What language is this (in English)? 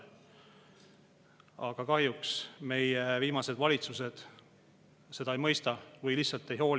Estonian